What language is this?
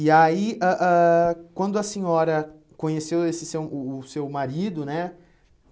Portuguese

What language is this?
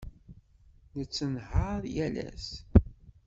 Kabyle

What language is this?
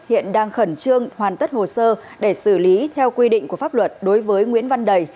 Vietnamese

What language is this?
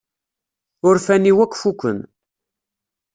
Kabyle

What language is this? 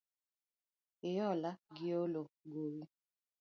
Luo (Kenya and Tanzania)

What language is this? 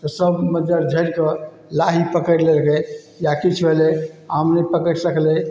Maithili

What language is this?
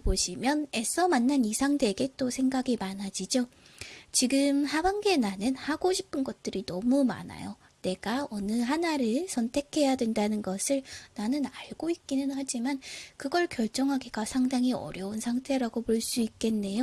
Korean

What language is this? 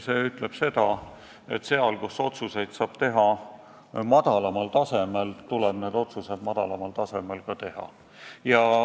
Estonian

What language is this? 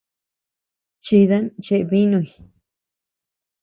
Tepeuxila Cuicatec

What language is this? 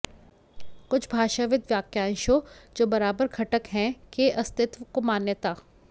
Hindi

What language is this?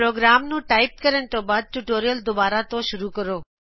Punjabi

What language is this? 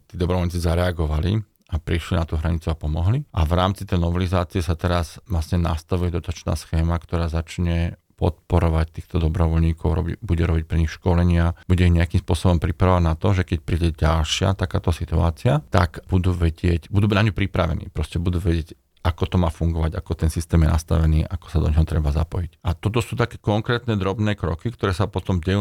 Slovak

